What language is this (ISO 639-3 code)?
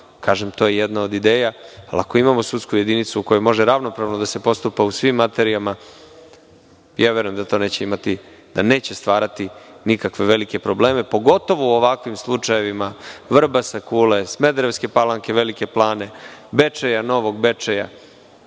srp